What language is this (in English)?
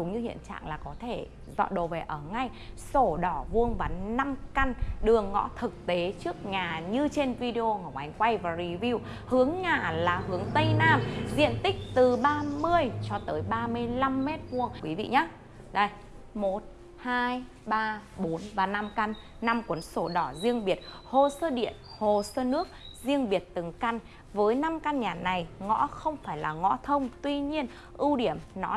Vietnamese